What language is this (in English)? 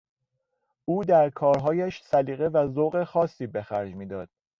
Persian